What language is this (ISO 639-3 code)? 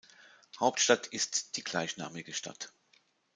deu